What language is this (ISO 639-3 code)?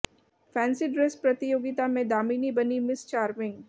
hin